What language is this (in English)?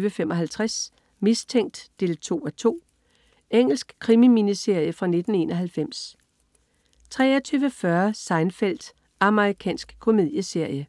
Danish